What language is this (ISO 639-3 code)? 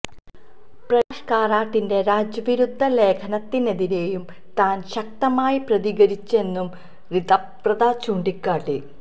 mal